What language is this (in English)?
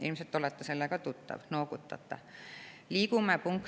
Estonian